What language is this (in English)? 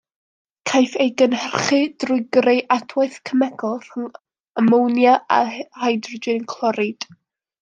Welsh